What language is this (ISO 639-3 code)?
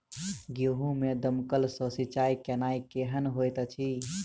mai